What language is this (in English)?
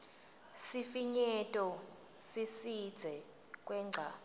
Swati